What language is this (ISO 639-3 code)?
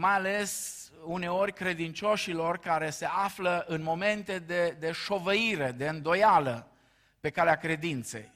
ron